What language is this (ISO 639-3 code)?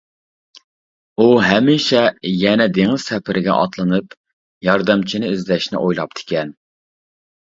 uig